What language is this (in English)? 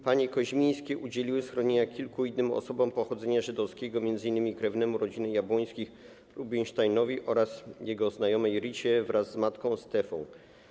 Polish